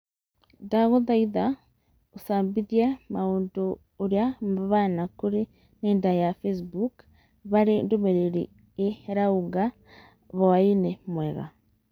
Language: Kikuyu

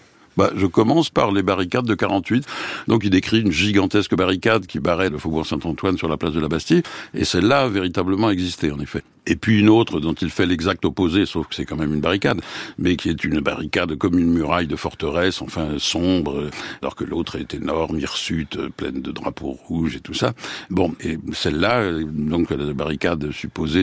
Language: French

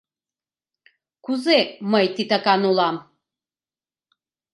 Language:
Mari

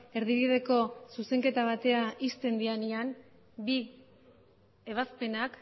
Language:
Basque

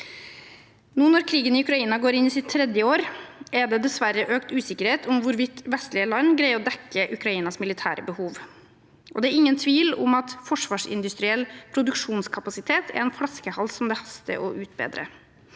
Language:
Norwegian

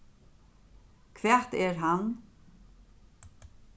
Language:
Faroese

